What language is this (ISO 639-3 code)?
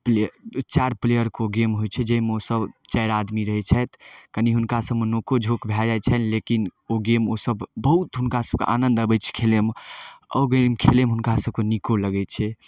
mai